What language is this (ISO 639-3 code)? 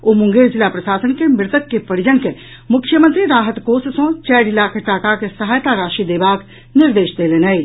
mai